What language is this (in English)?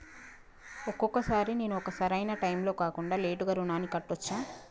Telugu